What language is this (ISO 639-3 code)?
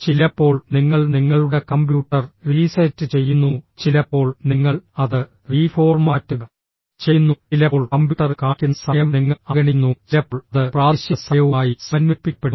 mal